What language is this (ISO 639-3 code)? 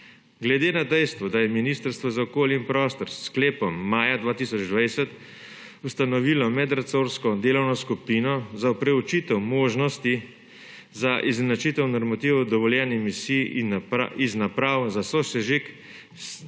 slv